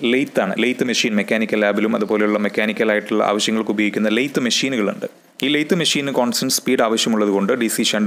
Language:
Dutch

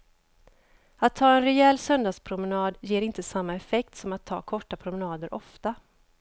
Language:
Swedish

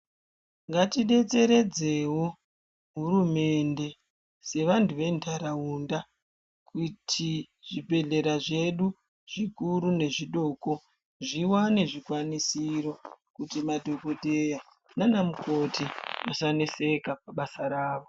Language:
Ndau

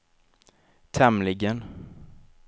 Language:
Swedish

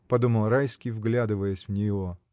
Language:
Russian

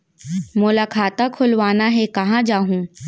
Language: Chhattisgarhi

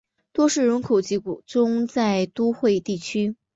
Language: Chinese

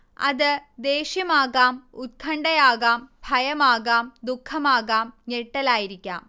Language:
Malayalam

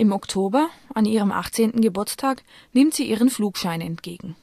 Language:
German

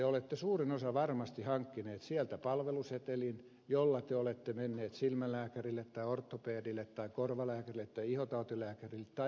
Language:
Finnish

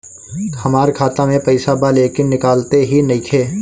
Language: Bhojpuri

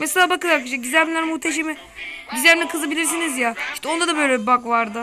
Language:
Turkish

